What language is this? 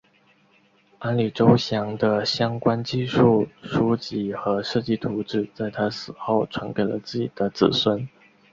Chinese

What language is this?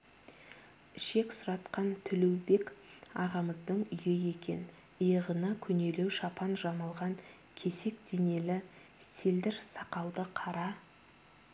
Kazakh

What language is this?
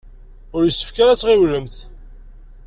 Kabyle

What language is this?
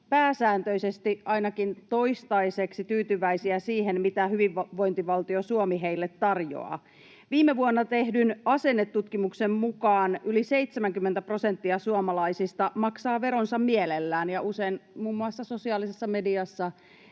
Finnish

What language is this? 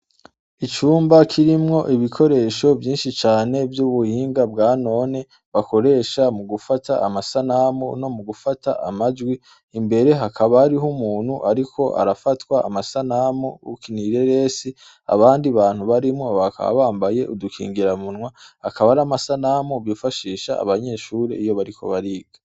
Rundi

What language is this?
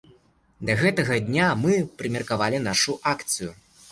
Belarusian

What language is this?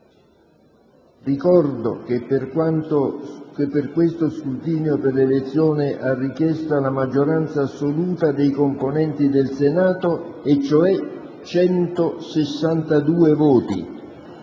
Italian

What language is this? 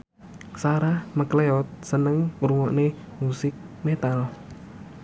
Javanese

